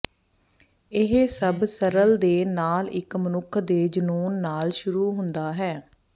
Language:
Punjabi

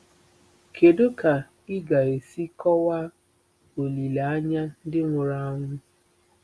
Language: Igbo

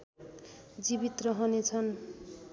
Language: Nepali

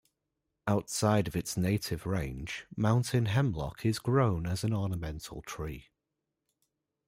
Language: English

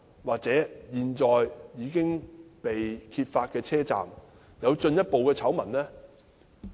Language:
Cantonese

